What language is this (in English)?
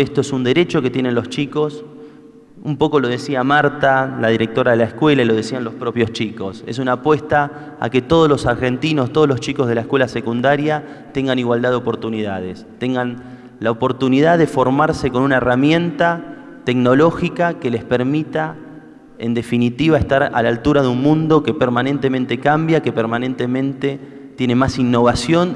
Spanish